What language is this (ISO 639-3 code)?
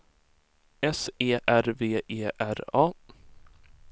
swe